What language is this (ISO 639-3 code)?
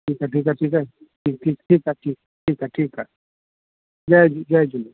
snd